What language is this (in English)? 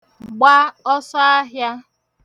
Igbo